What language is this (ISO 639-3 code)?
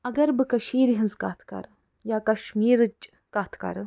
kas